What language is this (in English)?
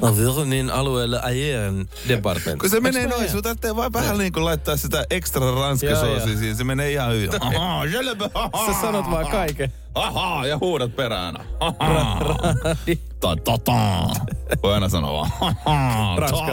Finnish